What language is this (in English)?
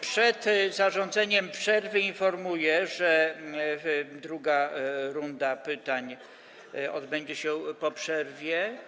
Polish